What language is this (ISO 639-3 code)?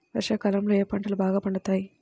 tel